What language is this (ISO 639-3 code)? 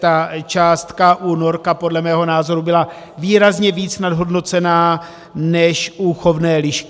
ces